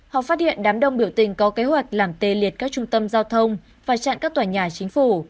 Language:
Vietnamese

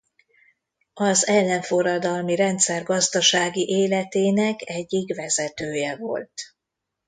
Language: Hungarian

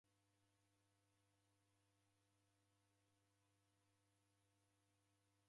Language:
Taita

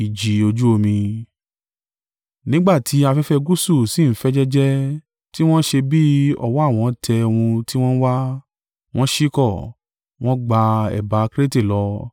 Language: Yoruba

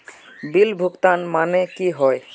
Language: Magahi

